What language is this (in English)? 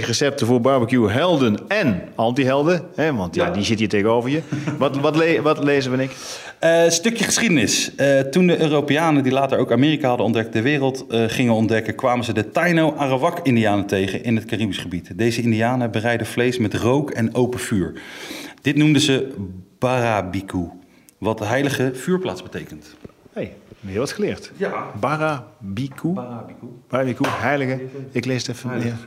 Dutch